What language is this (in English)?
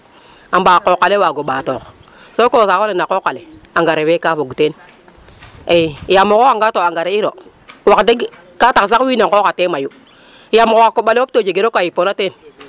Serer